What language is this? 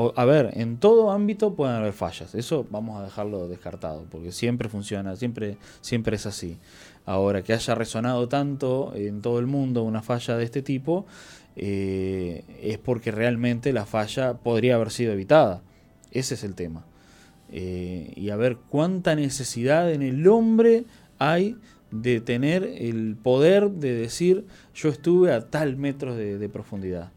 Spanish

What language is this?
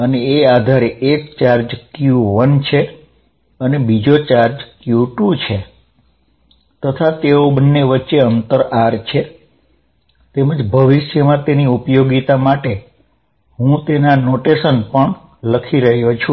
Gujarati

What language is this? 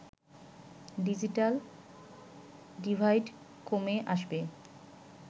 Bangla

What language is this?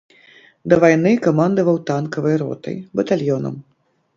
Belarusian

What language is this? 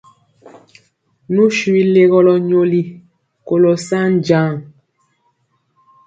Mpiemo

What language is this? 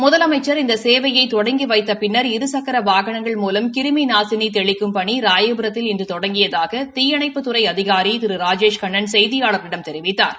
Tamil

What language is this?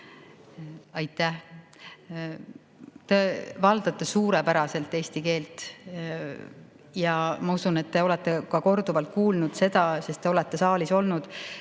Estonian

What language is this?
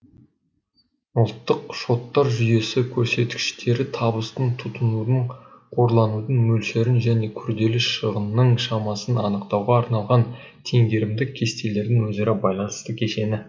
Kazakh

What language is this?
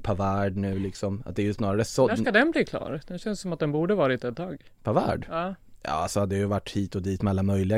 Swedish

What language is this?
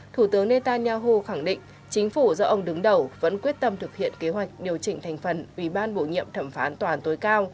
Vietnamese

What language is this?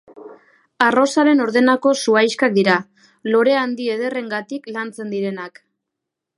Basque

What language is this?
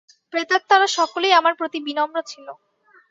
Bangla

